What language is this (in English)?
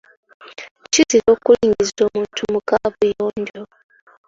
Ganda